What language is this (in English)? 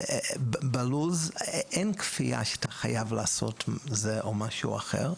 Hebrew